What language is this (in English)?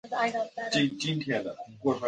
Chinese